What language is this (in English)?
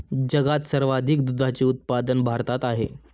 Marathi